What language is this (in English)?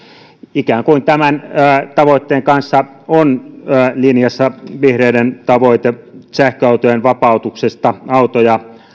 Finnish